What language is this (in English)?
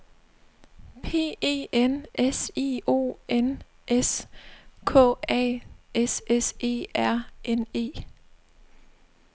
Danish